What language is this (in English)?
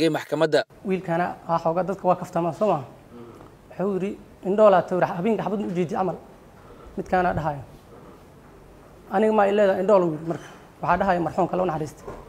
Arabic